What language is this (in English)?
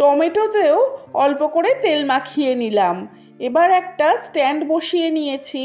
Bangla